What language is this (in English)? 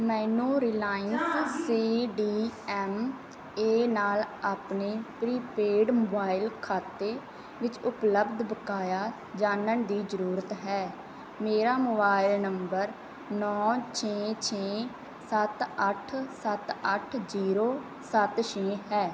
Punjabi